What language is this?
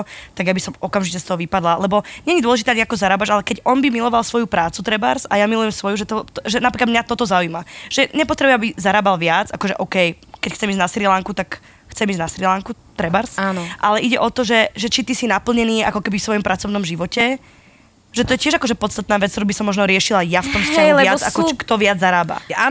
Slovak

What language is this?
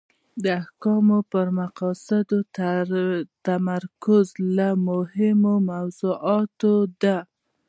Pashto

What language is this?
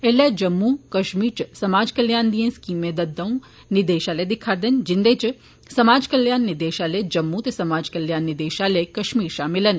Dogri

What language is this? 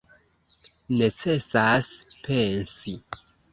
Esperanto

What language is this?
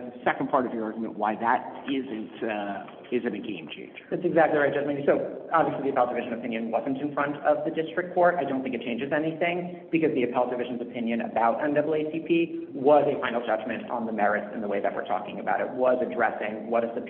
English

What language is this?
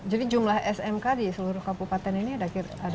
Indonesian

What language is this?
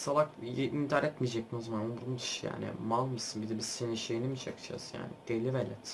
Turkish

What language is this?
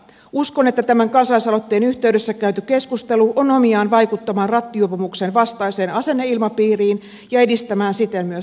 Finnish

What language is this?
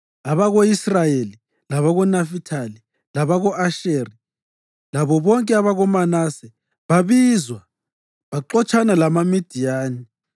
North Ndebele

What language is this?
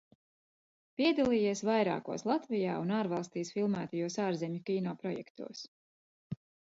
Latvian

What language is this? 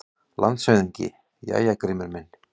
Icelandic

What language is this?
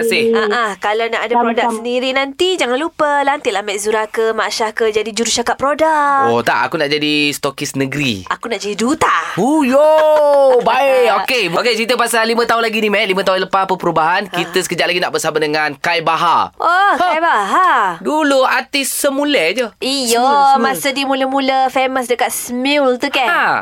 Malay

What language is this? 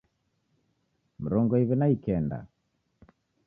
Taita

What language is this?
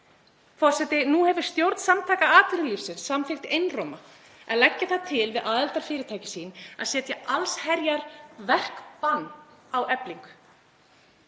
Icelandic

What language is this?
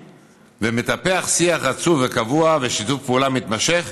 Hebrew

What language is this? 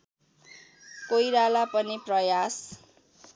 Nepali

